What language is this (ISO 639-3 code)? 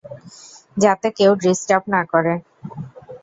ben